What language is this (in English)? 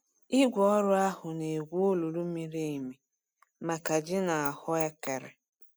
Igbo